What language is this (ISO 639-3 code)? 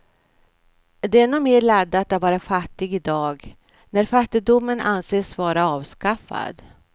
swe